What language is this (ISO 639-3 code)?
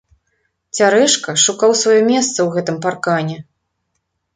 bel